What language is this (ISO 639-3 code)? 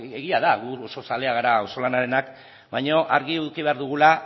eus